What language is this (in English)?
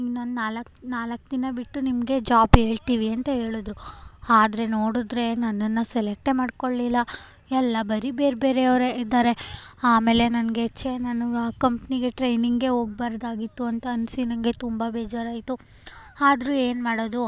Kannada